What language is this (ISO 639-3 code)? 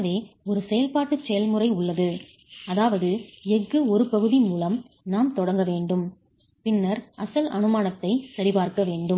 tam